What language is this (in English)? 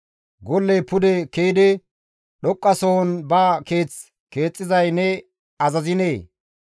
Gamo